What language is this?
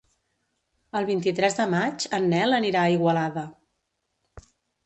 Catalan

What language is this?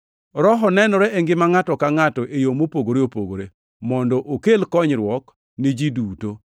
Luo (Kenya and Tanzania)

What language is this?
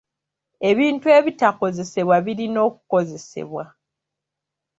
Ganda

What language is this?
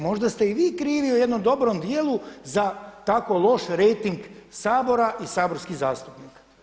Croatian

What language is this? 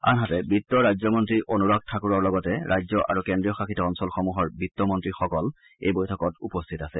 Assamese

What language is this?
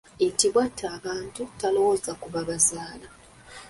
Ganda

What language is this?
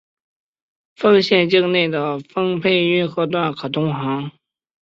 Chinese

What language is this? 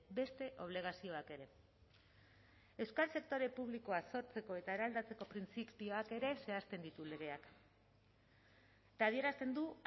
Basque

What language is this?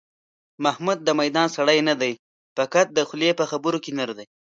Pashto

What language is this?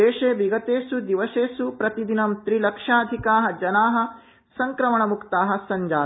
Sanskrit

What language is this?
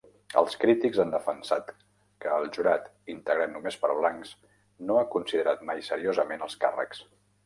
Catalan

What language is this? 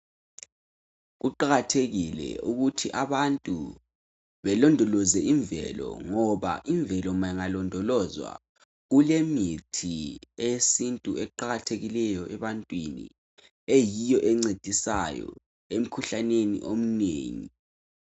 North Ndebele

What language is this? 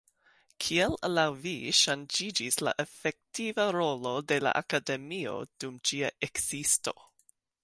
Esperanto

